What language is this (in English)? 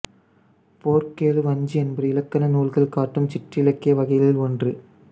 Tamil